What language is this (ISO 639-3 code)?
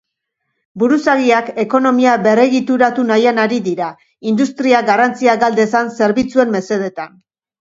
eus